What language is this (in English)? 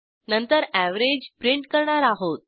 Marathi